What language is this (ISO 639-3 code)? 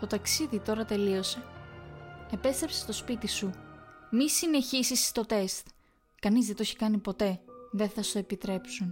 ell